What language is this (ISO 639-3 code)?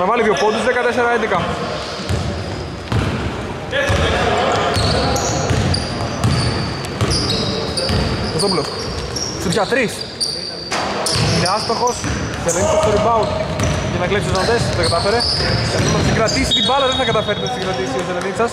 ell